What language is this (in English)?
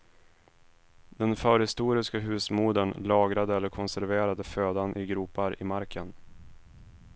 Swedish